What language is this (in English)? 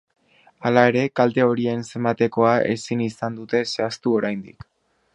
Basque